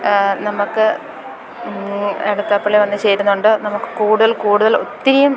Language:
Malayalam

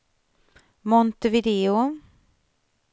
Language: Swedish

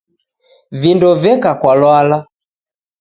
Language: Taita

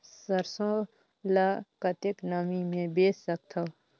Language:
Chhattisgarhi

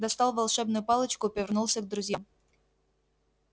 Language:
Russian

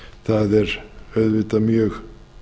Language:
Icelandic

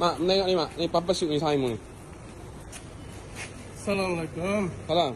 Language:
Malay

